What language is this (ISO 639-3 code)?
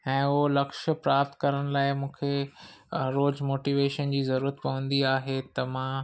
snd